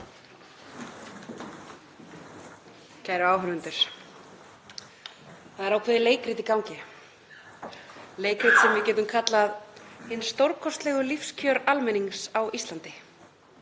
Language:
Icelandic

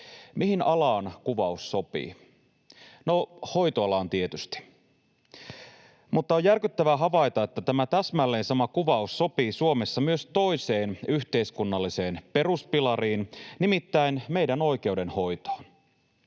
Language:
Finnish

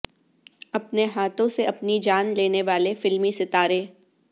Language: Urdu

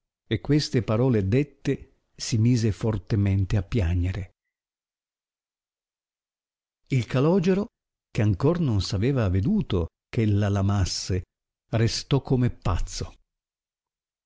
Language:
Italian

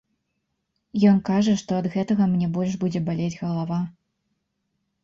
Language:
Belarusian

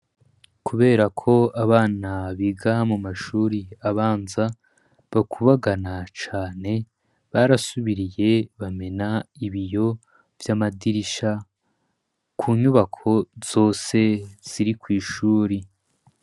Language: Rundi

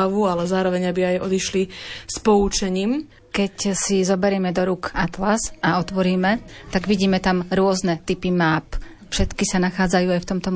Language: Slovak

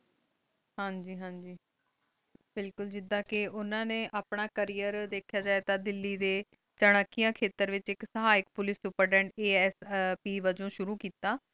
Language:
Punjabi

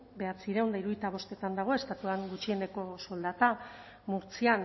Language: Basque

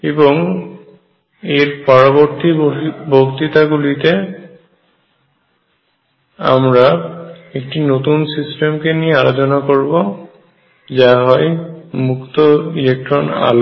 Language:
Bangla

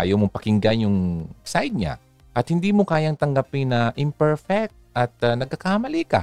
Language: Filipino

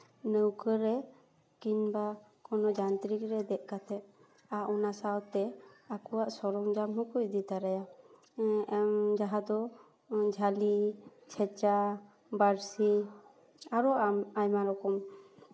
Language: Santali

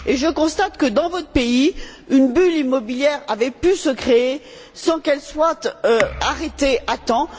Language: French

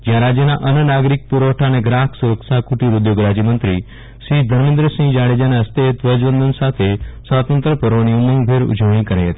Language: Gujarati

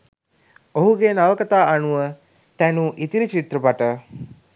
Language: Sinhala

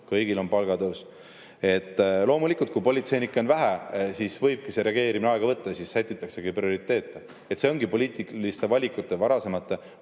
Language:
Estonian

